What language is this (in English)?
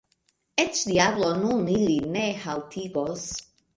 Esperanto